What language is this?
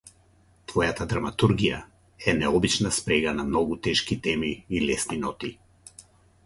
Macedonian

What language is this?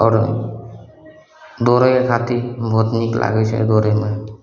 Maithili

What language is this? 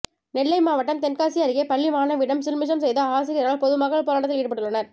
Tamil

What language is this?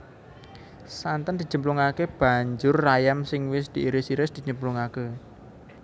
Javanese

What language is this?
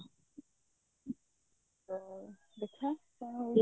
Odia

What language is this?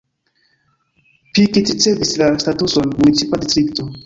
Esperanto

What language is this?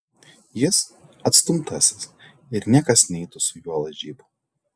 Lithuanian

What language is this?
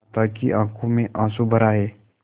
Hindi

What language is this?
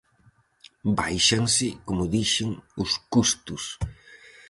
Galician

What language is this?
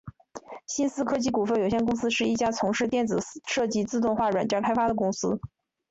Chinese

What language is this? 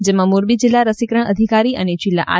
Gujarati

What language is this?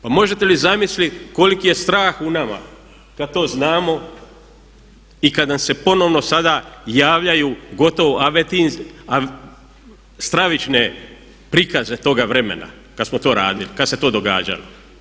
Croatian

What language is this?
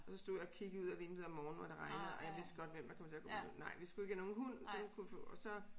Danish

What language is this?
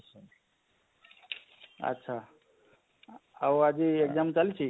Odia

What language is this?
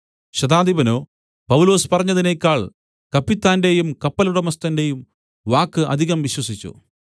Malayalam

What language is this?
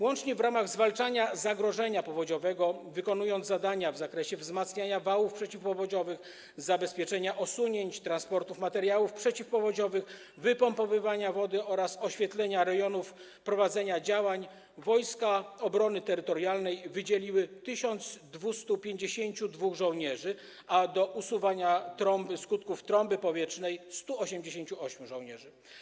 Polish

